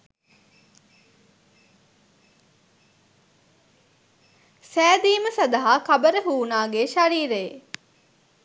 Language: Sinhala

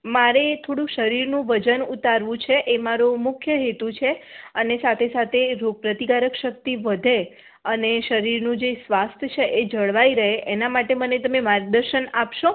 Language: Gujarati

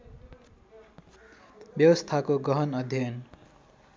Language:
Nepali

